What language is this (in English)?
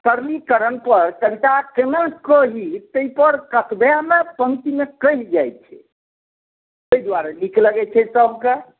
Maithili